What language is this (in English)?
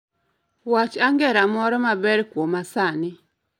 Luo (Kenya and Tanzania)